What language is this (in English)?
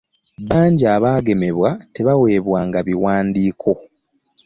Ganda